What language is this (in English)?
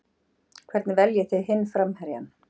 Icelandic